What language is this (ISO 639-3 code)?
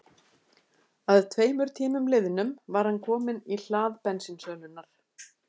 isl